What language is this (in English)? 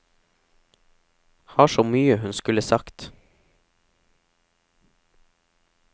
Norwegian